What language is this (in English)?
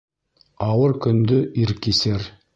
Bashkir